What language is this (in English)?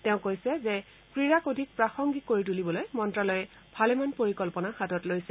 Assamese